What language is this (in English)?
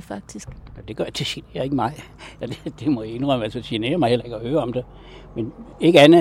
Danish